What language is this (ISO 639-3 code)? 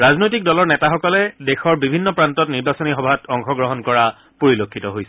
asm